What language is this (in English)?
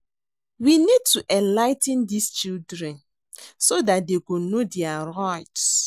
Nigerian Pidgin